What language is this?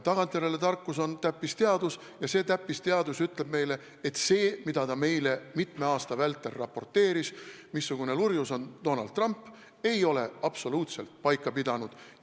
Estonian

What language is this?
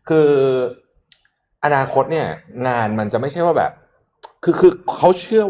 Thai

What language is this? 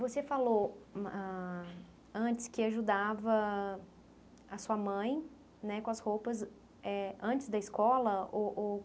Portuguese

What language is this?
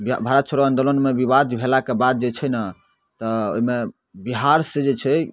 Maithili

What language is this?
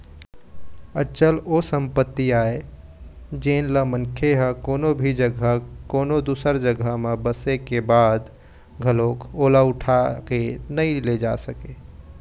Chhattisgarhi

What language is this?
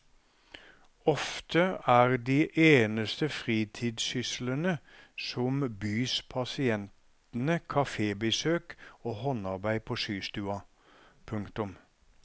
Norwegian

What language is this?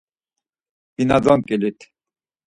Laz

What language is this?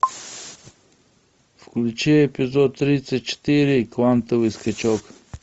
Russian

